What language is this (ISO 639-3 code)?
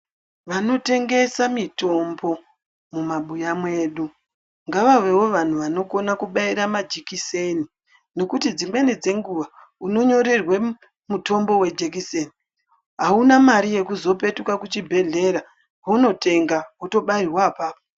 ndc